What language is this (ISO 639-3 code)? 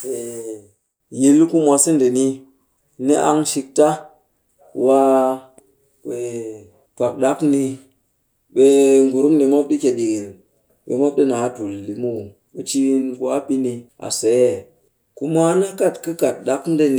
cky